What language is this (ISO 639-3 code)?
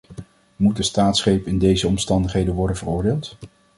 nld